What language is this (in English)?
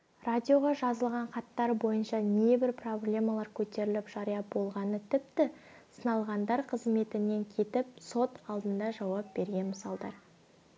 Kazakh